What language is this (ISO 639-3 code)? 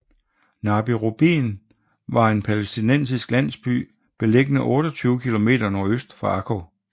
dan